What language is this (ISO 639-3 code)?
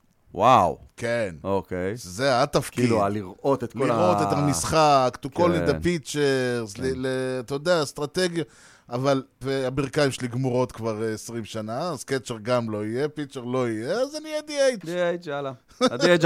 heb